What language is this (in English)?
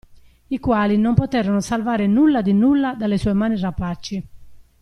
Italian